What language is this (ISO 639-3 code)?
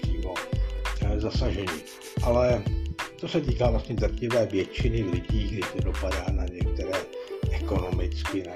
ces